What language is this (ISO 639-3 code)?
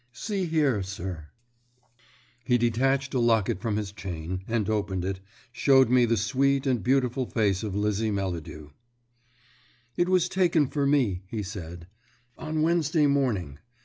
eng